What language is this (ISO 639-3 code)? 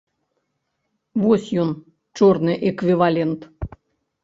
bel